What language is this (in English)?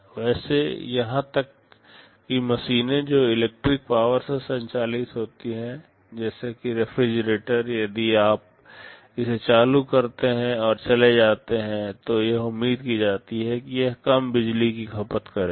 Hindi